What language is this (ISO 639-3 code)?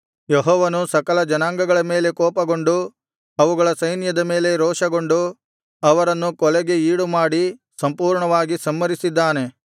kan